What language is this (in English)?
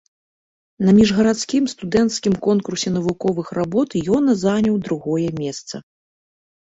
Belarusian